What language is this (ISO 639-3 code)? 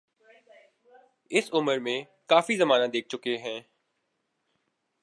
urd